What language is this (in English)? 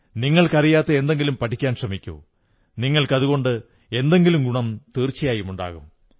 Malayalam